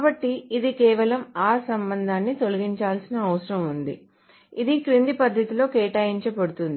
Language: Telugu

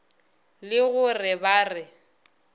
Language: Northern Sotho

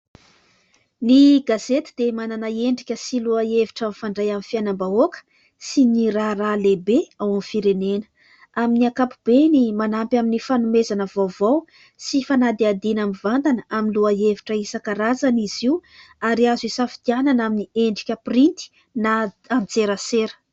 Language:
Malagasy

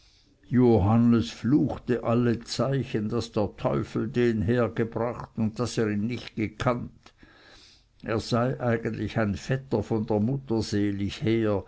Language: German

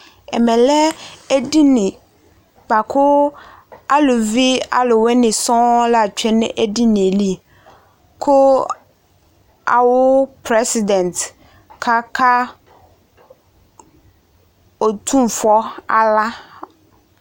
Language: Ikposo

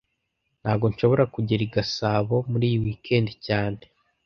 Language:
Kinyarwanda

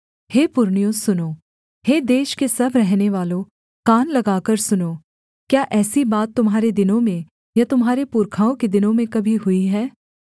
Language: Hindi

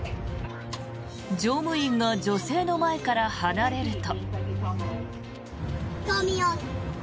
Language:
Japanese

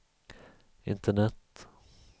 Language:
Swedish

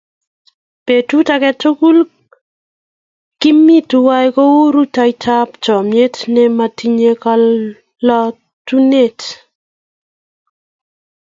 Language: Kalenjin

